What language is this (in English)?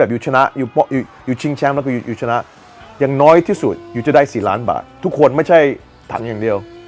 Thai